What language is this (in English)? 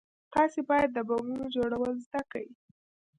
Pashto